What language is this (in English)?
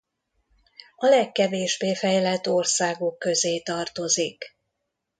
Hungarian